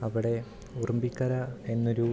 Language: Malayalam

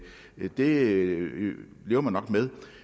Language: Danish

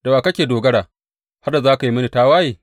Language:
Hausa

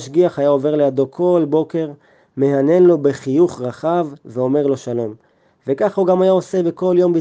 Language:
Hebrew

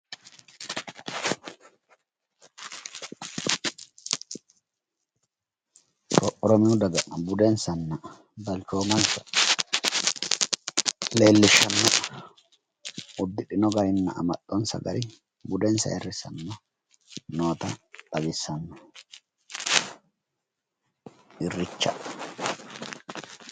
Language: Sidamo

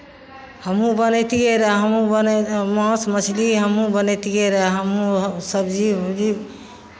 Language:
Maithili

